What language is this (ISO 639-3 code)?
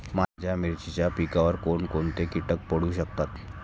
mar